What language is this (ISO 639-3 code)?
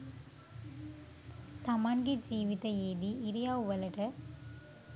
sin